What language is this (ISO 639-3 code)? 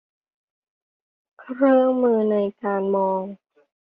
tha